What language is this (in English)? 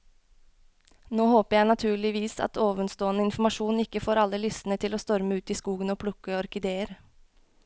Norwegian